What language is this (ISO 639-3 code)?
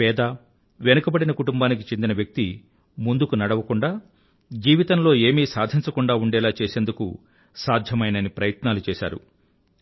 tel